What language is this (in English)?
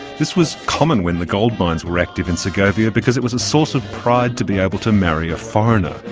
English